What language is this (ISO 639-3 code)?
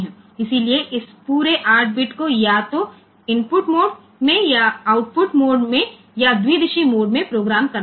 hin